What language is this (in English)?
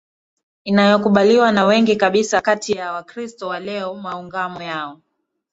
Swahili